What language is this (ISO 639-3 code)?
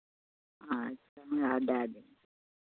mai